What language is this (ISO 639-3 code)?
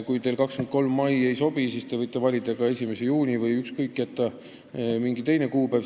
est